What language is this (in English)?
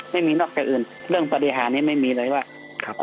Thai